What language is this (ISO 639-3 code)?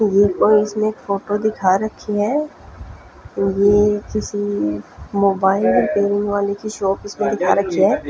hin